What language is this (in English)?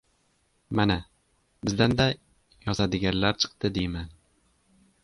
Uzbek